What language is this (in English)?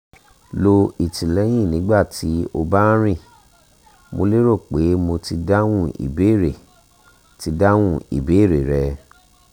Yoruba